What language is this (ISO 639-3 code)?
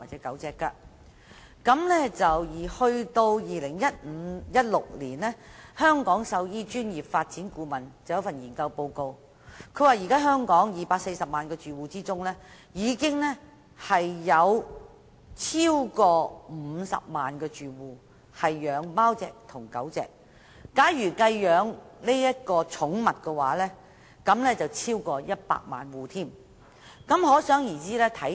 yue